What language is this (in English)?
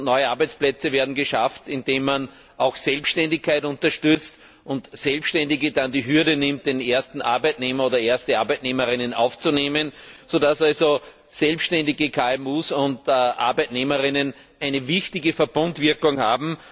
German